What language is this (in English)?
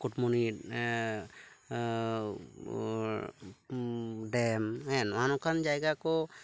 Santali